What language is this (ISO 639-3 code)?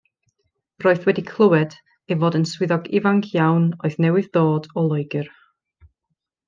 cym